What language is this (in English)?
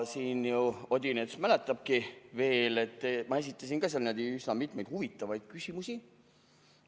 Estonian